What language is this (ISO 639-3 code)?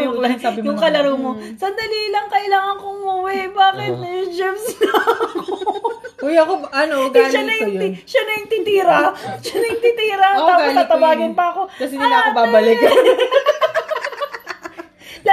fil